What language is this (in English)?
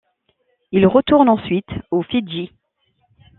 French